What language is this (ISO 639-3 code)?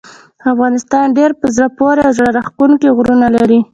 pus